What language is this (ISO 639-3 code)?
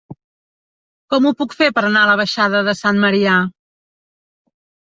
cat